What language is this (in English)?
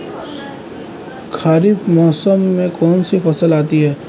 Hindi